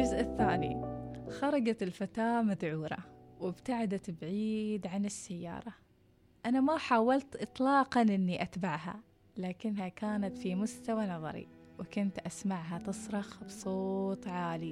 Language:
Arabic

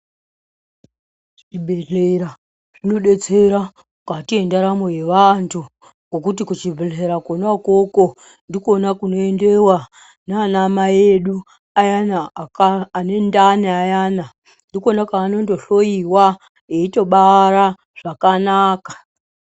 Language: Ndau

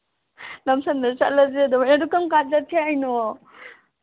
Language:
Manipuri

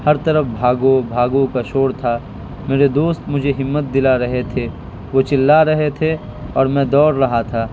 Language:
Urdu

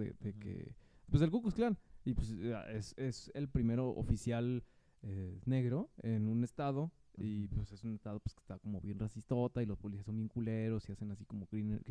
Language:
Spanish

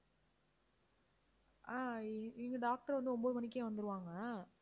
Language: Tamil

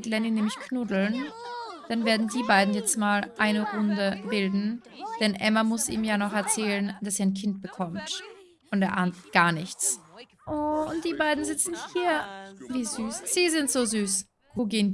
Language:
German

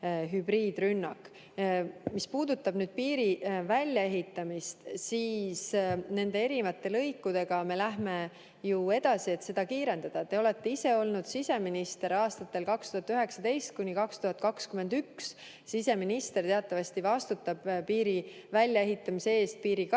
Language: Estonian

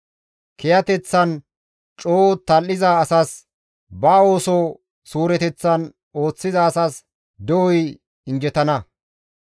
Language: Gamo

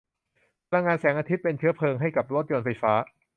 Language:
Thai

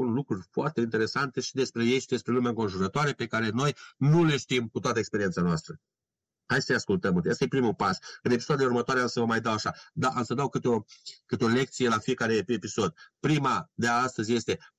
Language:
Romanian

